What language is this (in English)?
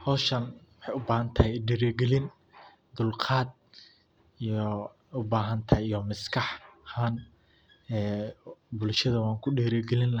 Somali